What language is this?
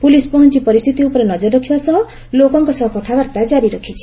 Odia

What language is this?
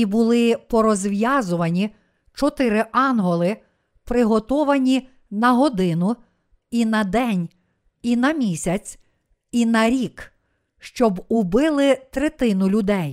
Ukrainian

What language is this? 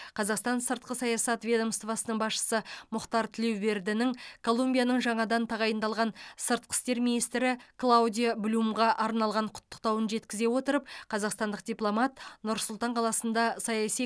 Kazakh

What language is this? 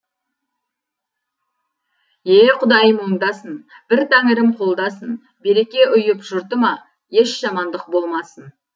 Kazakh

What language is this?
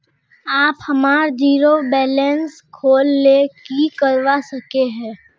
Magahi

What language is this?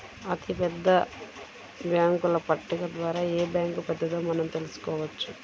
Telugu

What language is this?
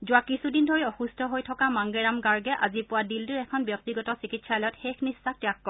Assamese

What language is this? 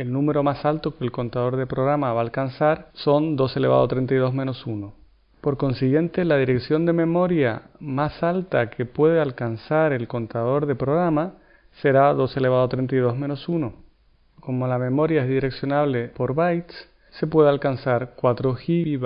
Spanish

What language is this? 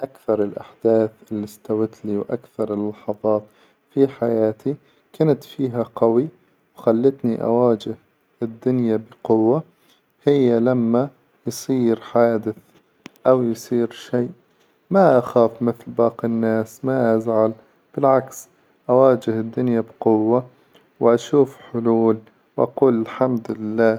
Hijazi Arabic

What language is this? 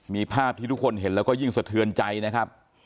Thai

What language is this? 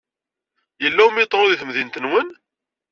Kabyle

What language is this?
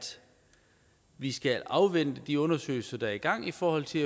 Danish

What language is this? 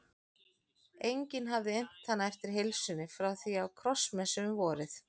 Icelandic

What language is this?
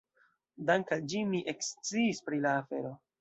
Esperanto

